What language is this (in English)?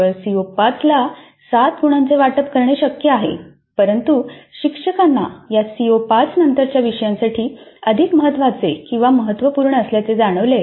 Marathi